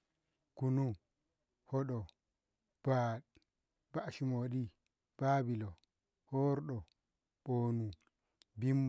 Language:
Ngamo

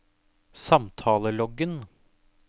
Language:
Norwegian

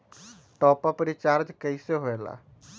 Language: Magahi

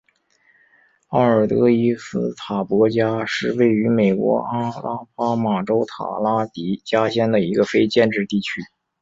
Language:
Chinese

